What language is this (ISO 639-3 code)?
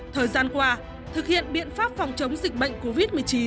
vie